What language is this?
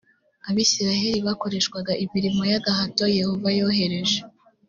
Kinyarwanda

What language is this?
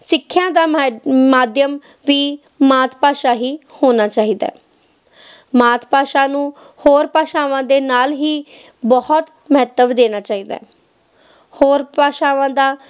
Punjabi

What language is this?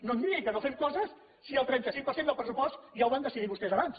Catalan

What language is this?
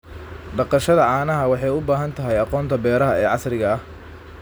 Somali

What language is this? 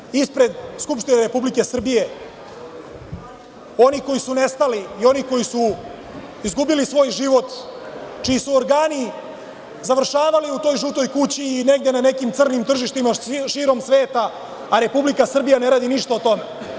Serbian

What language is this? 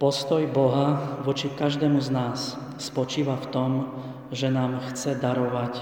Slovak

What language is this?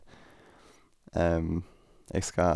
Norwegian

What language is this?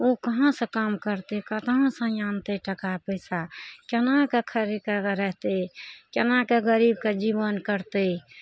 Maithili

